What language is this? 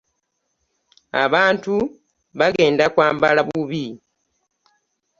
Ganda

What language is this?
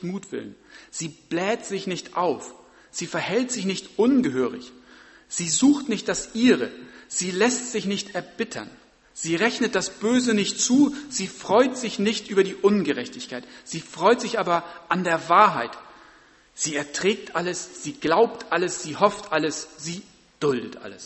German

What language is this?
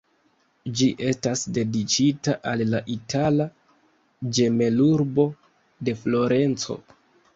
Esperanto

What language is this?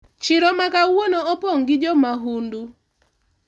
Luo (Kenya and Tanzania)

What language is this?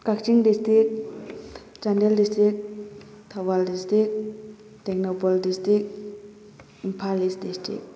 Manipuri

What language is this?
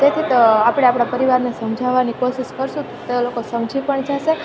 Gujarati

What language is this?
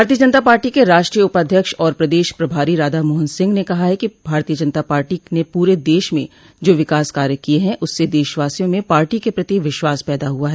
Hindi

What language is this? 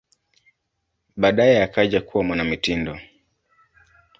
Swahili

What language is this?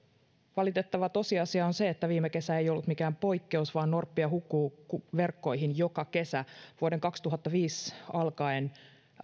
Finnish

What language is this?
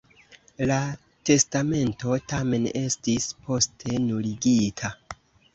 Esperanto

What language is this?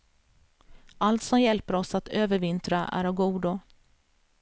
Swedish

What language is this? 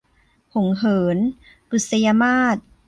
Thai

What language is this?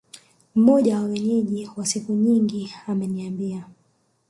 Swahili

